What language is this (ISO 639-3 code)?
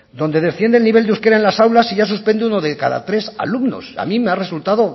spa